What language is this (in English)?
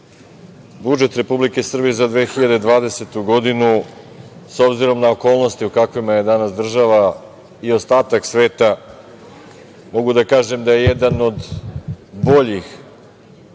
Serbian